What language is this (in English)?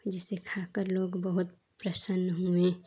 Hindi